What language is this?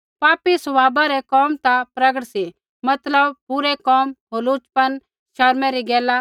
Kullu Pahari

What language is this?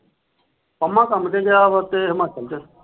Punjabi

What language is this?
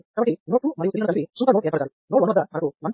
Telugu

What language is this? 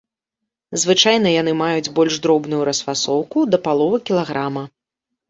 Belarusian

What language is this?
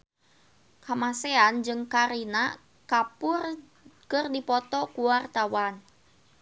Sundanese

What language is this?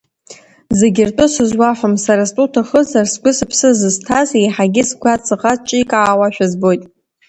Abkhazian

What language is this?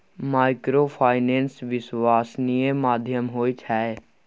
Maithili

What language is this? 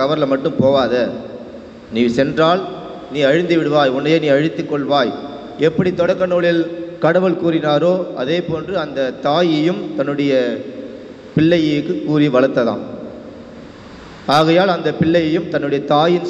Hindi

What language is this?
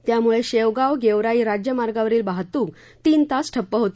Marathi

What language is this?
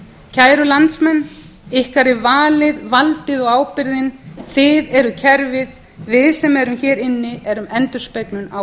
Icelandic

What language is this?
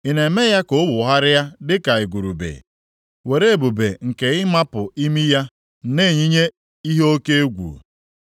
Igbo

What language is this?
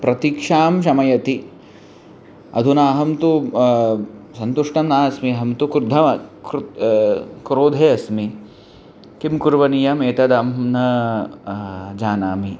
Sanskrit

